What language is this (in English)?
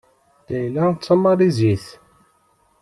Kabyle